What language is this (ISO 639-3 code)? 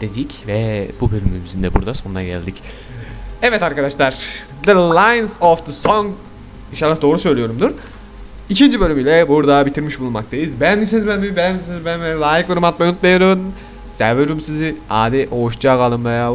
tur